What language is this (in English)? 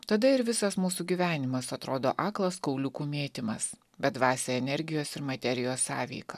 Lithuanian